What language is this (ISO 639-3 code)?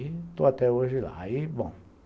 por